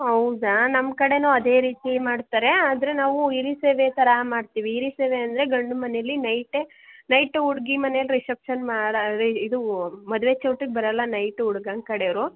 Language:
Kannada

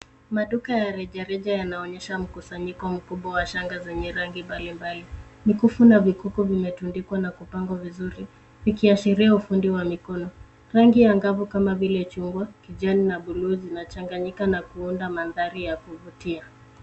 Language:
Swahili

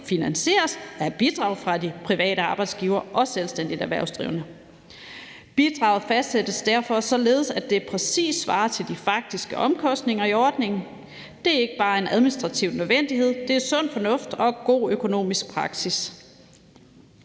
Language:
Danish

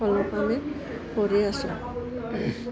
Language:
Assamese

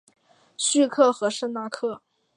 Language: Chinese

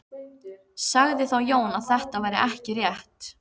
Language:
Icelandic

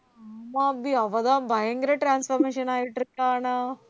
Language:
Tamil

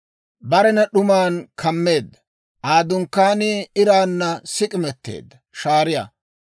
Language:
Dawro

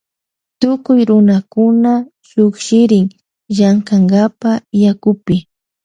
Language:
Loja Highland Quichua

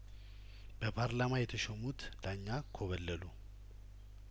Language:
Amharic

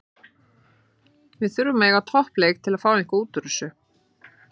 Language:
Icelandic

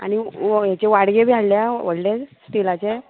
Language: Konkani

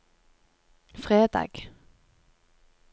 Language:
Norwegian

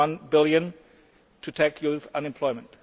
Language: English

